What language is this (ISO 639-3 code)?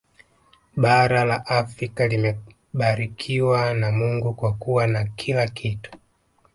swa